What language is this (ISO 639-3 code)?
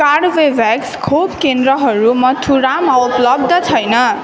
nep